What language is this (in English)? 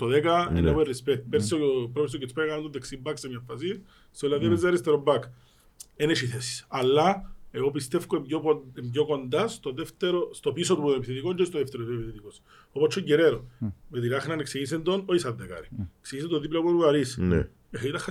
Greek